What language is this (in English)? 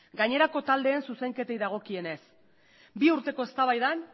Basque